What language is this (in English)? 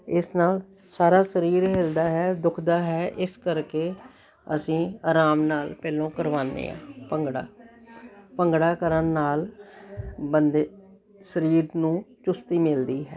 Punjabi